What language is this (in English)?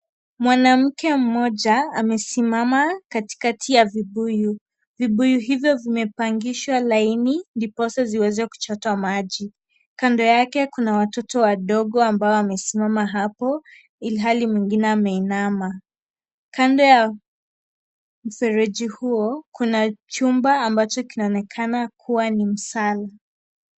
Swahili